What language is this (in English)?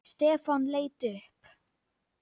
Icelandic